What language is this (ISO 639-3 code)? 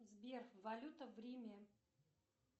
rus